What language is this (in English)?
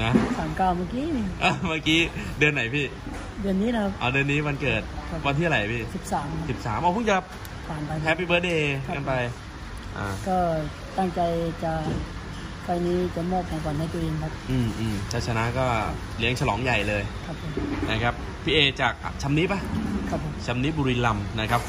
Thai